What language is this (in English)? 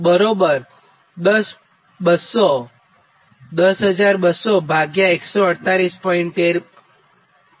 Gujarati